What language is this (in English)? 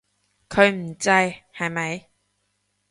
Cantonese